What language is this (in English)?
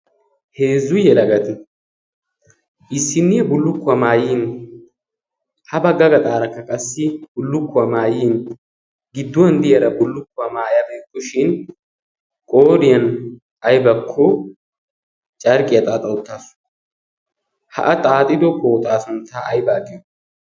Wolaytta